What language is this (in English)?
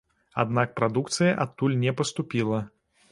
Belarusian